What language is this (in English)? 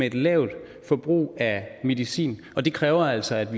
Danish